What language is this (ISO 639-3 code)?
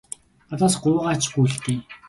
mon